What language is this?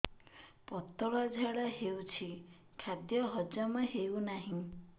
Odia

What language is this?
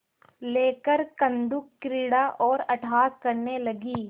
Hindi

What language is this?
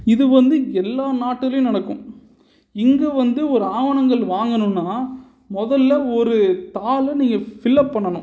Tamil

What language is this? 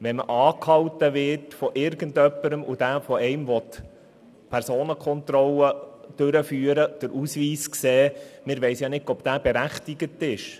Swiss German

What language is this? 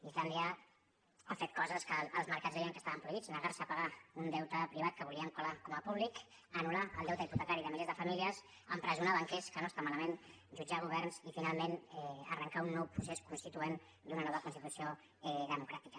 Catalan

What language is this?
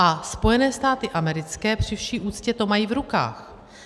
Czech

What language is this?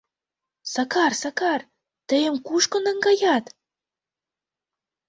Mari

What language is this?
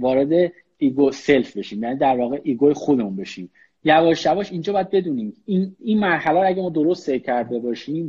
Persian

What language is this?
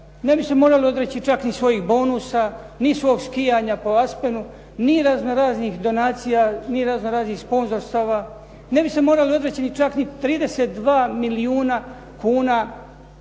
Croatian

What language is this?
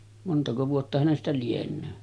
Finnish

